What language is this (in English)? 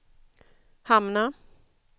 Swedish